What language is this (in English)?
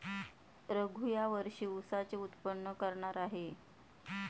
Marathi